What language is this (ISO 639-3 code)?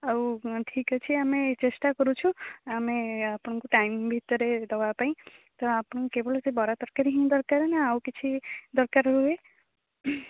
ori